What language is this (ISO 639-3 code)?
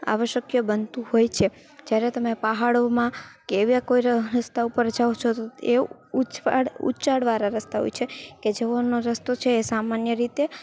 guj